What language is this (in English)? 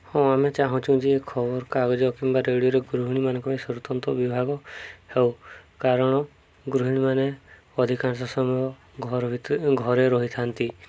Odia